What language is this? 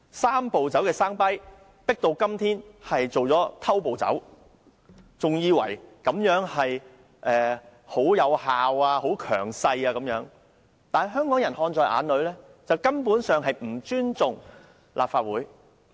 Cantonese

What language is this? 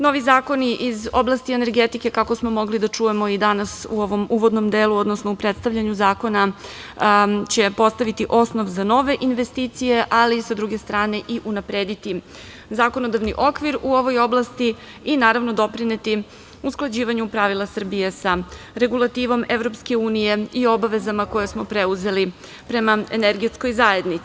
Serbian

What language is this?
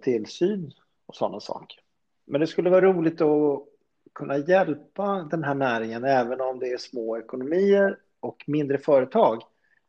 Swedish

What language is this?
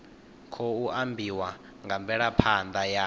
Venda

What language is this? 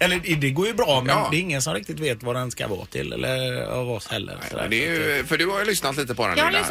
Swedish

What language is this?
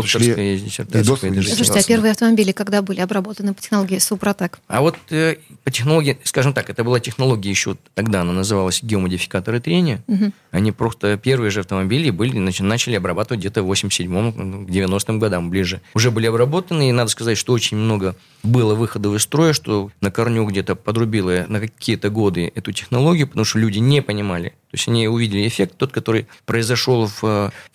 Russian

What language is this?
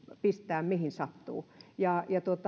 Finnish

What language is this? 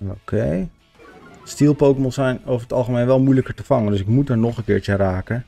Dutch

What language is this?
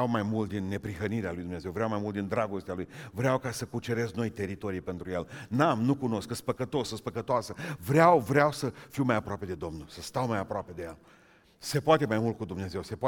Romanian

